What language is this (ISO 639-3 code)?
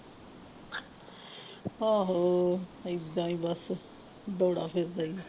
pan